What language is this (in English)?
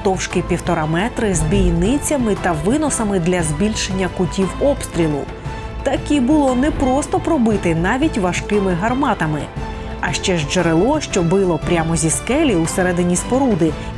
Ukrainian